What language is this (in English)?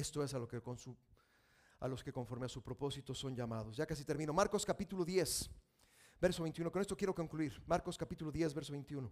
Spanish